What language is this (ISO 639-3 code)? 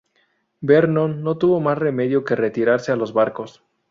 spa